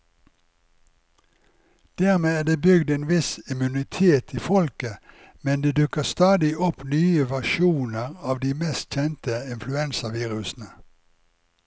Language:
Norwegian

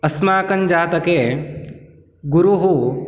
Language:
Sanskrit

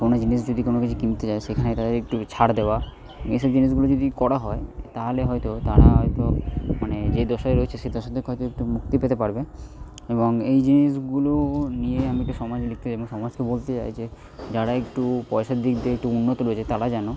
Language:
Bangla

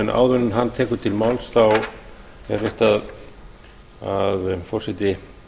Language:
Icelandic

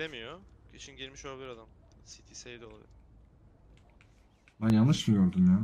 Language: Turkish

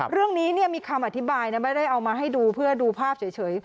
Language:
Thai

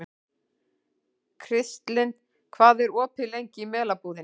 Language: Icelandic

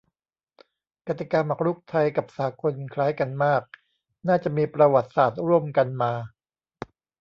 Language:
Thai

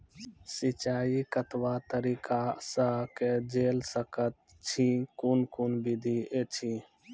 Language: Maithili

